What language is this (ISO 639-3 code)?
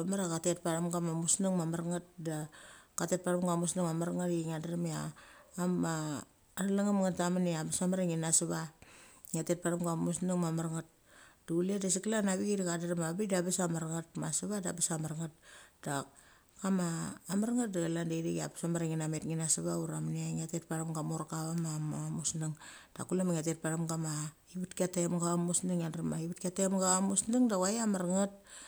gcc